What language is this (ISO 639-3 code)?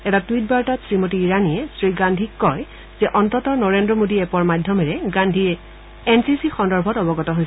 asm